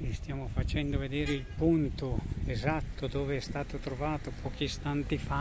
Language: Italian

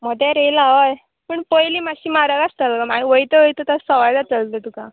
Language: Konkani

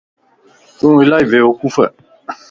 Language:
Lasi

